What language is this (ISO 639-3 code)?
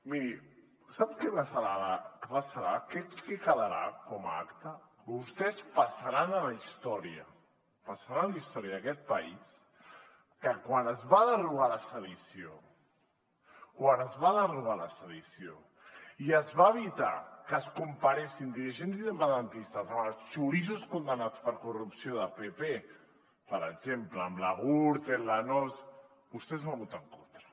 cat